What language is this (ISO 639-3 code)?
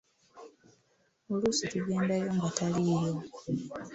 lug